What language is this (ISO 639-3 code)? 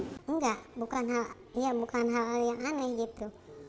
ind